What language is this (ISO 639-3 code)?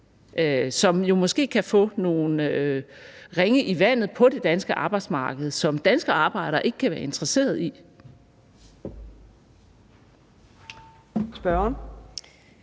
dan